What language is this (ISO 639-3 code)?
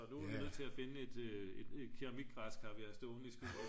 dan